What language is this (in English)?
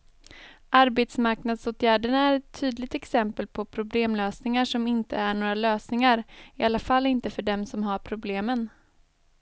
Swedish